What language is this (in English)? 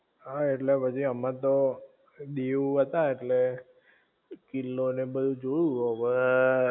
Gujarati